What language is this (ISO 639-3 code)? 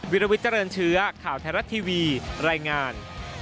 tha